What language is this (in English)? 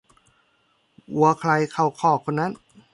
Thai